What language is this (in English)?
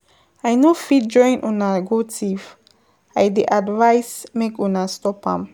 Nigerian Pidgin